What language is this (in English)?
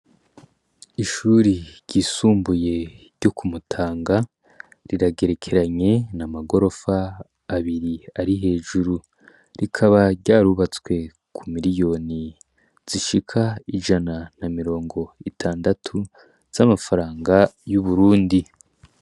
Rundi